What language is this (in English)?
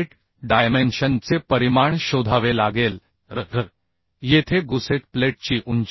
Marathi